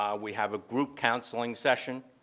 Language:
English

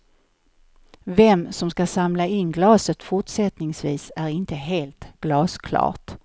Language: Swedish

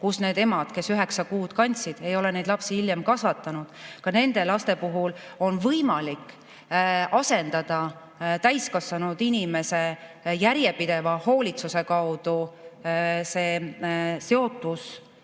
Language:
Estonian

